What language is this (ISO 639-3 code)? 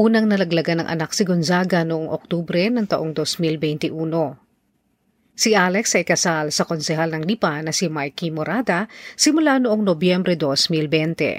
fil